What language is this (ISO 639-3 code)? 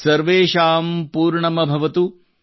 kan